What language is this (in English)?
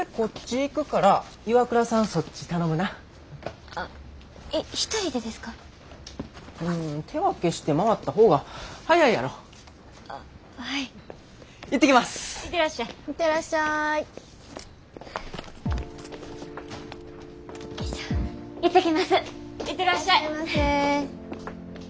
Japanese